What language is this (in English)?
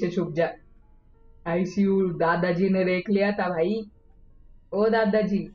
Hindi